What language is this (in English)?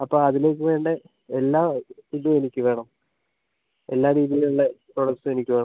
Malayalam